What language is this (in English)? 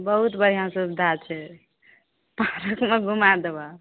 Maithili